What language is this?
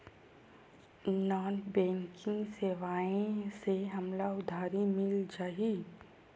Chhattisgarhi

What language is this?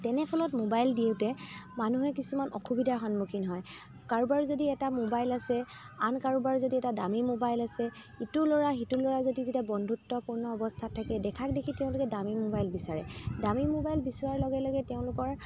Assamese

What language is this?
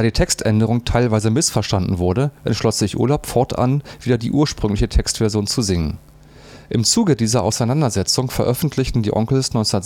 German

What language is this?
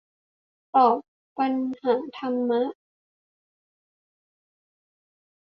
Thai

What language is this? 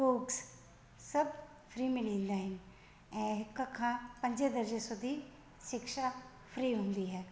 Sindhi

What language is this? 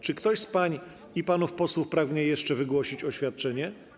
Polish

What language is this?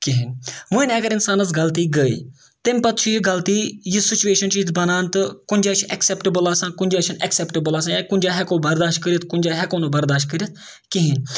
Kashmiri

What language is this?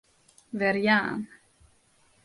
Western Frisian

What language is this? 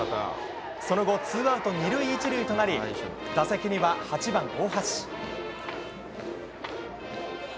Japanese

